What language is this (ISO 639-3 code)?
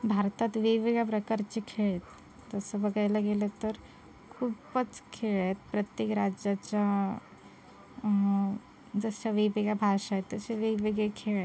mar